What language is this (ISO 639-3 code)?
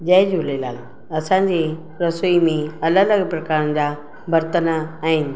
snd